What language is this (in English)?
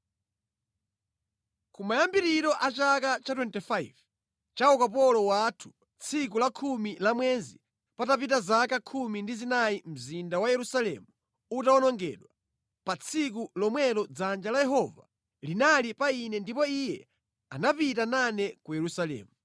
Nyanja